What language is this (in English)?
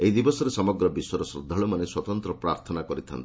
Odia